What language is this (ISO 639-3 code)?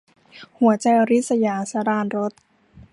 tha